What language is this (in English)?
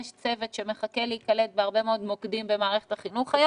Hebrew